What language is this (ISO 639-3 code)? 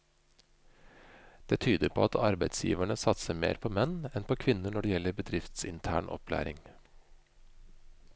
nor